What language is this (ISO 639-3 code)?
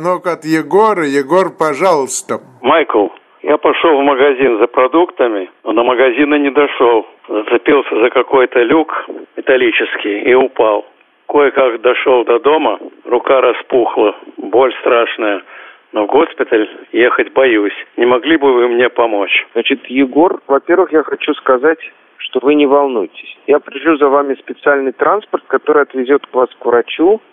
rus